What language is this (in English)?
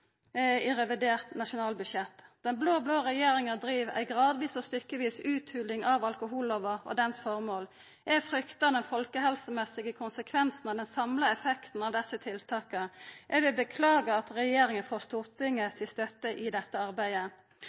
Norwegian Nynorsk